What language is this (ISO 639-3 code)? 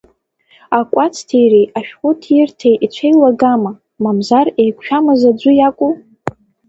abk